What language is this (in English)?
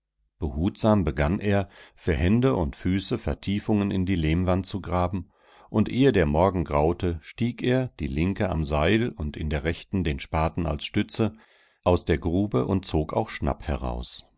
German